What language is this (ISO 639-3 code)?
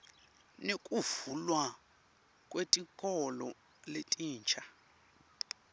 ssw